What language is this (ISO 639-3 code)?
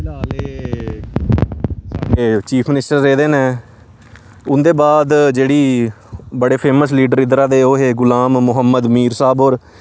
doi